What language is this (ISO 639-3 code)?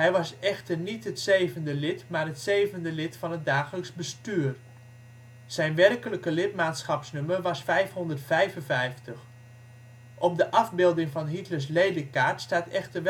nld